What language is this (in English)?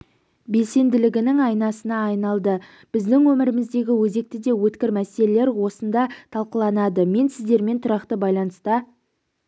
Kazakh